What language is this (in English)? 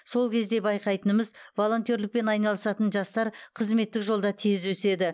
Kazakh